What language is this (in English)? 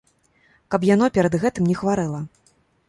Belarusian